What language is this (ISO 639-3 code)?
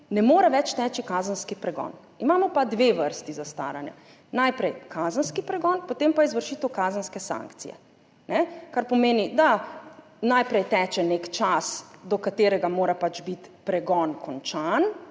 slv